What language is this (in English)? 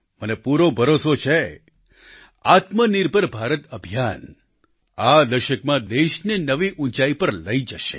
Gujarati